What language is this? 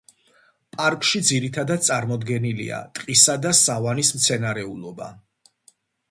Georgian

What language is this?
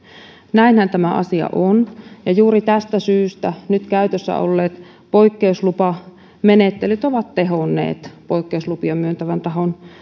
Finnish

